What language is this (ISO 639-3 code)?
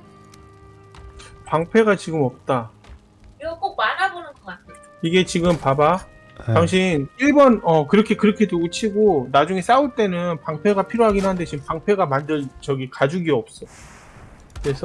kor